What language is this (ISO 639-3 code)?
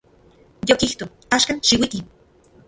ncx